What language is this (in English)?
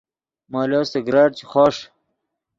Yidgha